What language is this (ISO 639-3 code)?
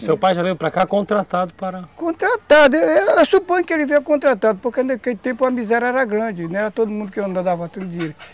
por